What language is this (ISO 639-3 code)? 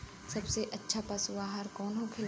bho